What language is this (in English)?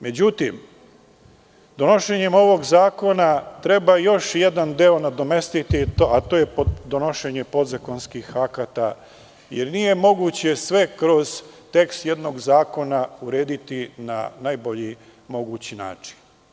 Serbian